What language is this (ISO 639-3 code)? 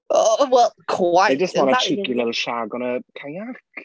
eng